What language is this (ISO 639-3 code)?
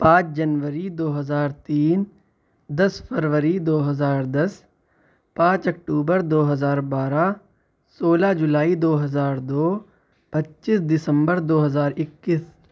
urd